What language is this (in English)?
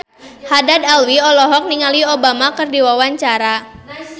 Sundanese